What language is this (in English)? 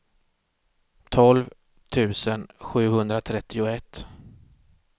Swedish